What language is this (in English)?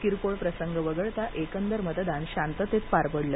Marathi